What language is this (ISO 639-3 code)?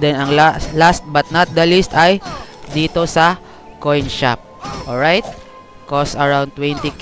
fil